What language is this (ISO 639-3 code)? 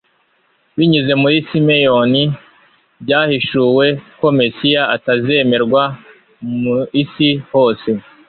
kin